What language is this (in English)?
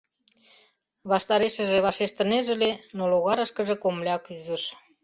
Mari